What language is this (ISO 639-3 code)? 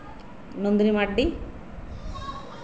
sat